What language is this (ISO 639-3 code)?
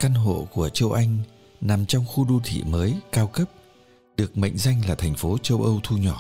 vie